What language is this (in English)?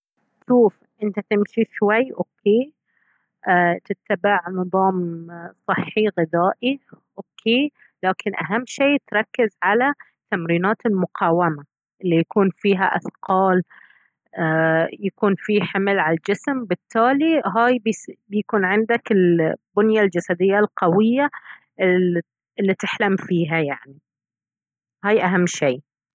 Baharna Arabic